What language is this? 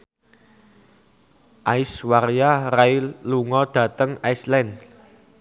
Javanese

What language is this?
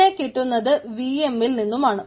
Malayalam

